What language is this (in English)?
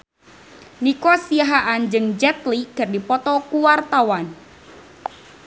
Sundanese